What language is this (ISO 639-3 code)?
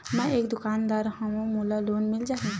hne